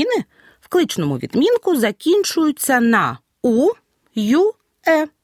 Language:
Ukrainian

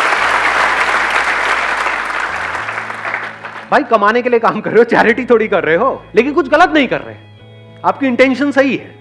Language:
Hindi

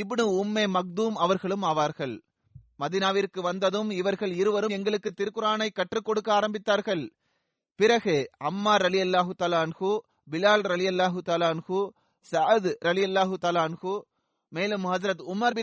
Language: Tamil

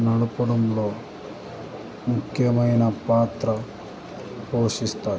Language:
Telugu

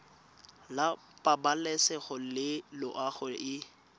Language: Tswana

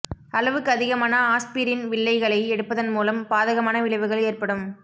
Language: Tamil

